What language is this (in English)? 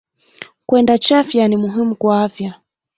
Swahili